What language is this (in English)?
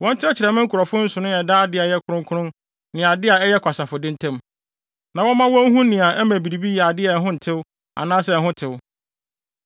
Akan